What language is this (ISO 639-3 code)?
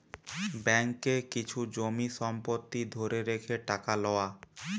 ben